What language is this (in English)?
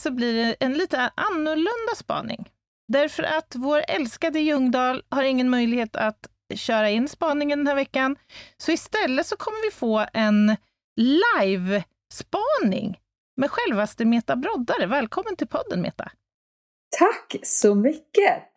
Swedish